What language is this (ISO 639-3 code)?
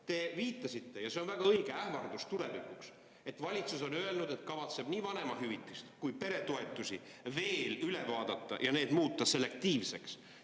est